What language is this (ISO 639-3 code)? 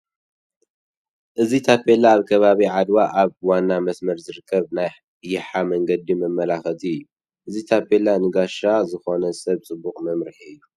tir